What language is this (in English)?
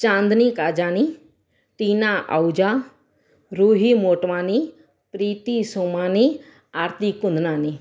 Sindhi